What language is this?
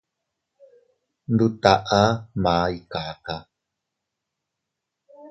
Teutila Cuicatec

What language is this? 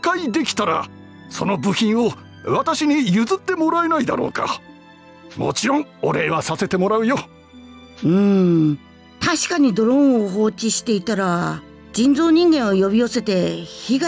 Japanese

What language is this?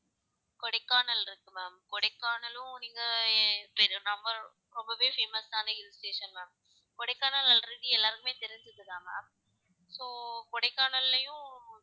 Tamil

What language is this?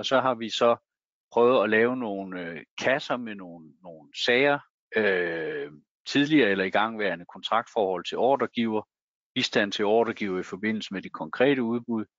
Danish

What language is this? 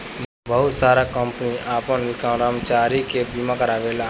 Bhojpuri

